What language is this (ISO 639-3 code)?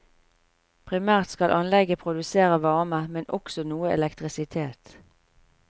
nor